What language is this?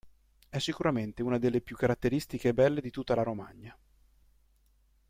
Italian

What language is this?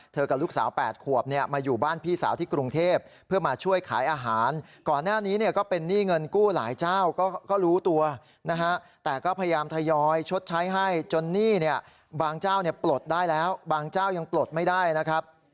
Thai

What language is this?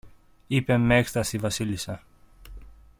Greek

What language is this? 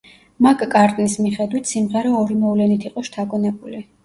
Georgian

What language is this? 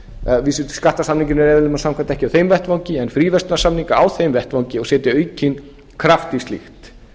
Icelandic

